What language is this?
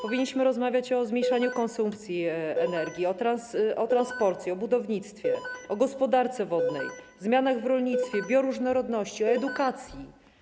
Polish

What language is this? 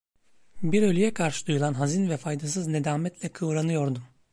Turkish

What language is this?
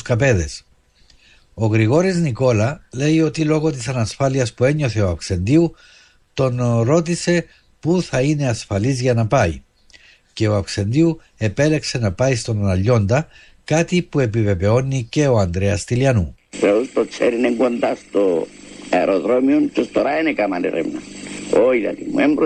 Greek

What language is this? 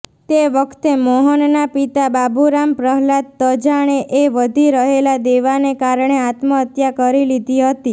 Gujarati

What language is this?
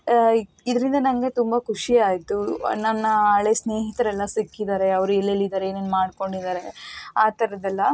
Kannada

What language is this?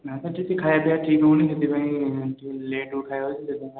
Odia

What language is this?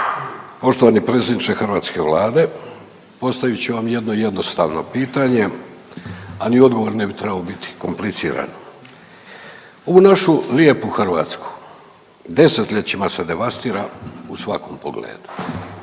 Croatian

